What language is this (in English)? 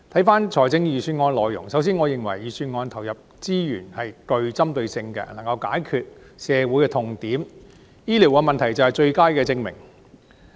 Cantonese